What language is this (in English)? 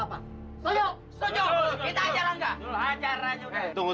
Indonesian